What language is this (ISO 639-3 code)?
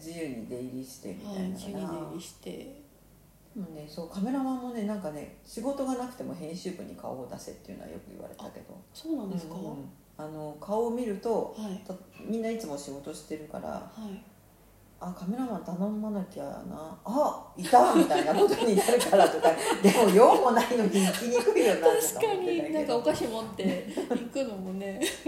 jpn